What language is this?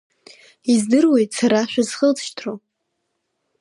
Abkhazian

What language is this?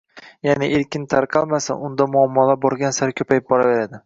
Uzbek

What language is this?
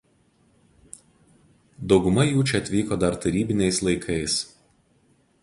Lithuanian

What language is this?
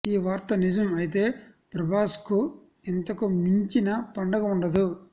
Telugu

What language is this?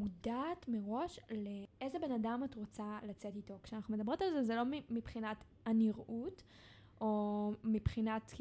Hebrew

